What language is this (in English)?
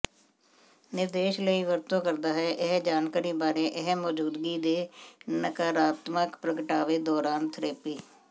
Punjabi